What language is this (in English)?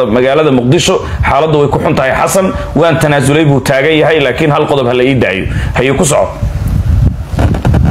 Arabic